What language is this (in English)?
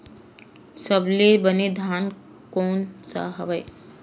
Chhattisgarhi